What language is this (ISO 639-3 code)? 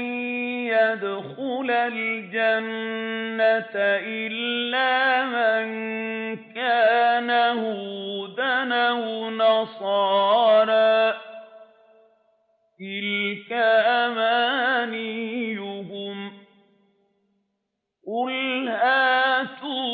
ara